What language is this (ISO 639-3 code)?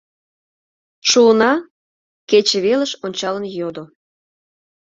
chm